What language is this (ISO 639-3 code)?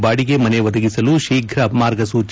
kan